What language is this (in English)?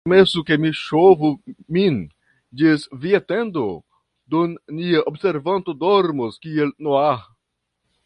Esperanto